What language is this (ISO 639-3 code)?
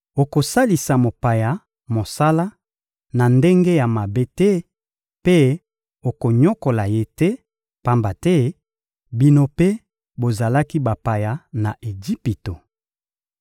lin